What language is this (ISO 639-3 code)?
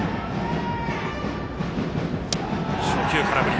jpn